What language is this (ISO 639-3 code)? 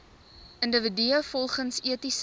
afr